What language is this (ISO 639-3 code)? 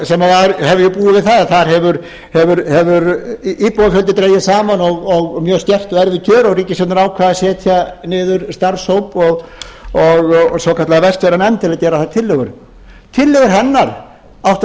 isl